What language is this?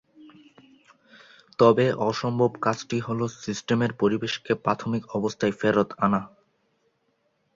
Bangla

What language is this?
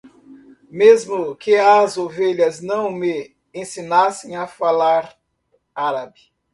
Portuguese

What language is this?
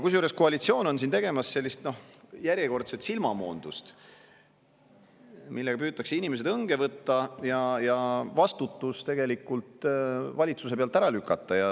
Estonian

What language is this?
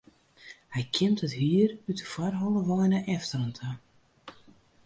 Western Frisian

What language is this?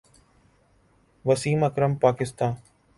Urdu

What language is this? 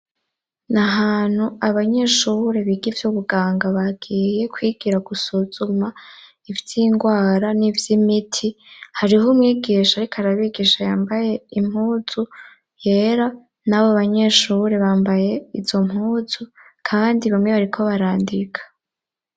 Rundi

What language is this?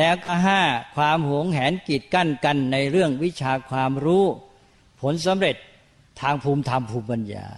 Thai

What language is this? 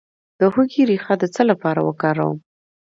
Pashto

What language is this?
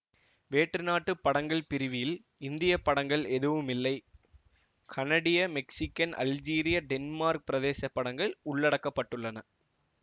Tamil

